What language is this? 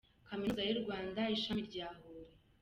Kinyarwanda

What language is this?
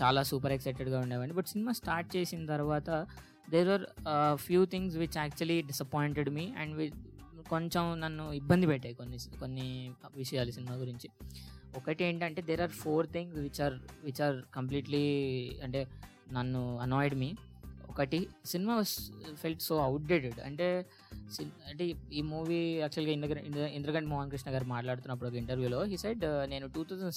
Telugu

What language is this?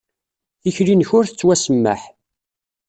Kabyle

